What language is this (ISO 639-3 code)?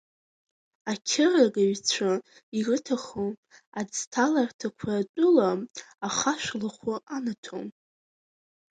abk